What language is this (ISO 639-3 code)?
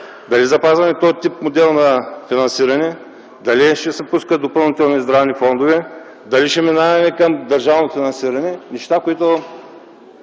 bul